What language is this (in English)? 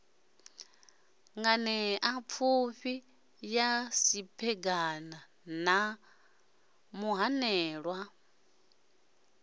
Venda